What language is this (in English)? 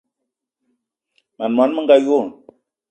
Eton (Cameroon)